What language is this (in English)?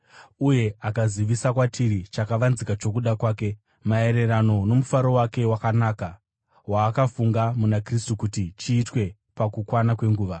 Shona